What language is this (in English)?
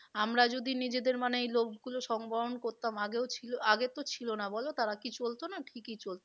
Bangla